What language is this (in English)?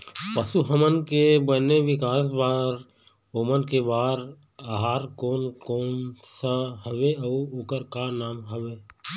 Chhattisgarhi